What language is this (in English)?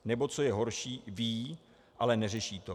Czech